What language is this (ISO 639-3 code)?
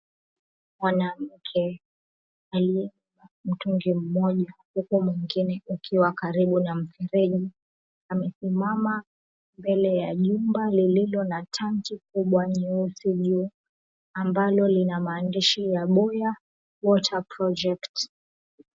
swa